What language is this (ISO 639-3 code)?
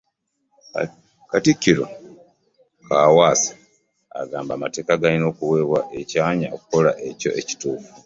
lug